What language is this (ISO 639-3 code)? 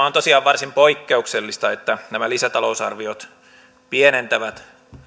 fin